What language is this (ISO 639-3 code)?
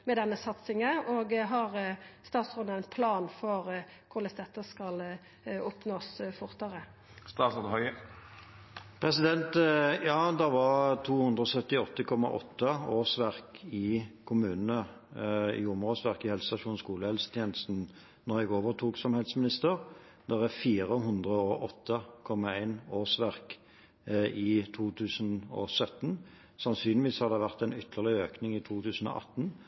nor